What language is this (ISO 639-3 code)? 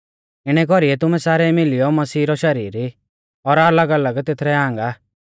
bfz